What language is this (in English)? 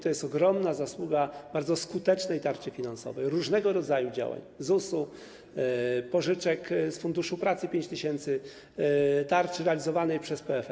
Polish